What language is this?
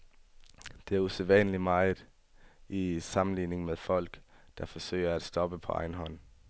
Danish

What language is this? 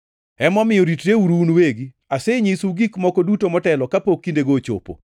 Luo (Kenya and Tanzania)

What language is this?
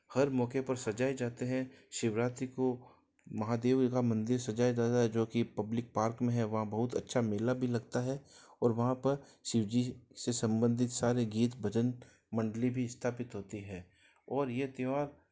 Hindi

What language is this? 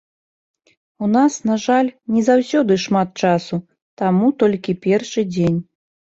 Belarusian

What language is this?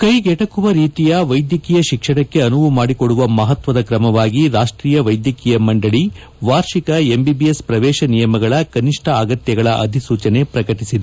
Kannada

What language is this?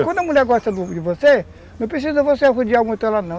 Portuguese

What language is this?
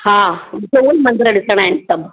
Sindhi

